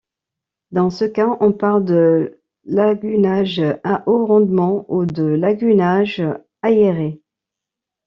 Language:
French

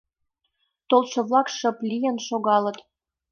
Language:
Mari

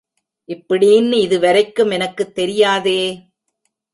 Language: Tamil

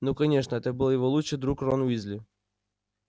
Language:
Russian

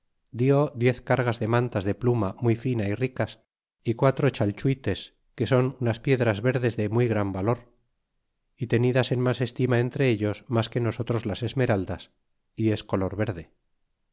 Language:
Spanish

